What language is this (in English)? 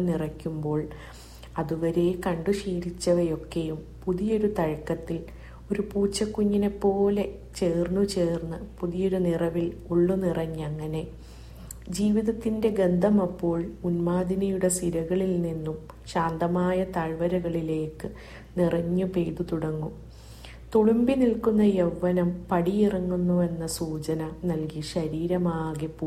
Malayalam